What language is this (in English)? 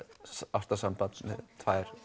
Icelandic